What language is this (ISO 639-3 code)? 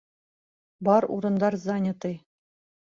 bak